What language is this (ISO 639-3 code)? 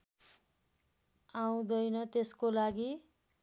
nep